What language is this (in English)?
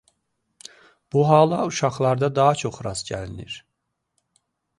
Azerbaijani